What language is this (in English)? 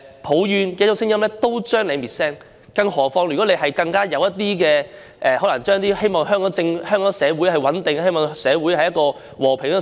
Cantonese